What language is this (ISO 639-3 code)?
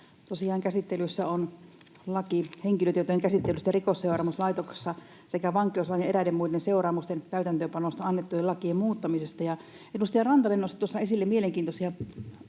fin